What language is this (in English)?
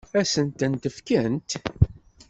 Kabyle